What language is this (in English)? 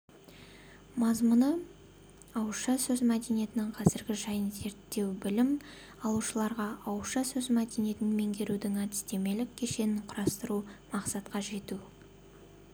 Kazakh